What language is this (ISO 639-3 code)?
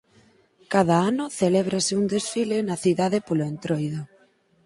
glg